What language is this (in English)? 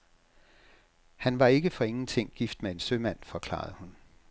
Danish